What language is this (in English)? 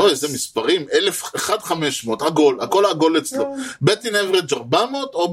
Hebrew